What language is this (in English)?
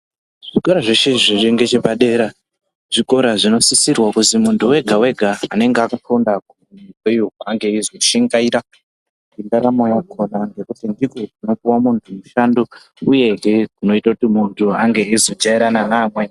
Ndau